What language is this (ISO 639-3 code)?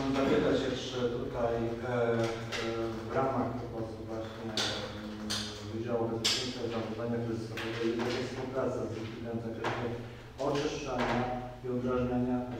pol